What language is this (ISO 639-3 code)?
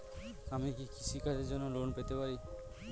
ben